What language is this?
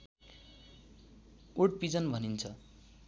Nepali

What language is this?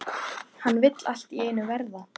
Icelandic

